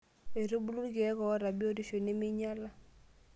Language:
Masai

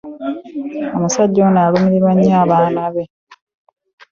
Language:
Ganda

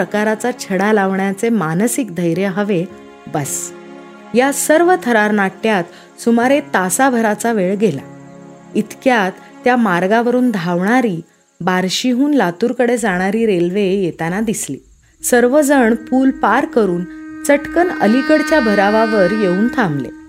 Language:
Marathi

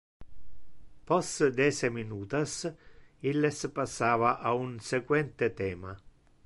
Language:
Interlingua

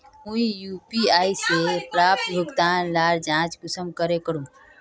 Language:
Magahi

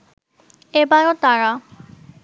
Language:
Bangla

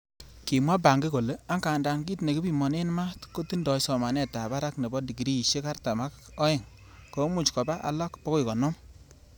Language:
Kalenjin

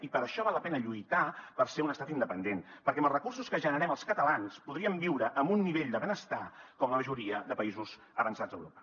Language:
Catalan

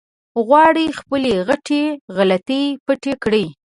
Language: Pashto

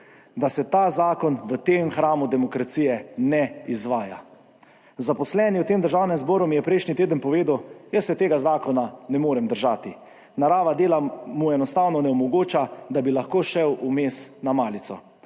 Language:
Slovenian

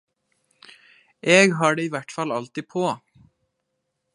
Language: Norwegian Nynorsk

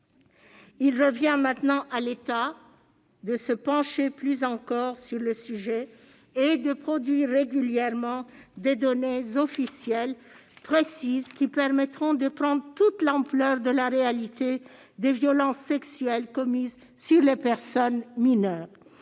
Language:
French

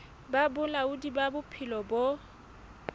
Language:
Southern Sotho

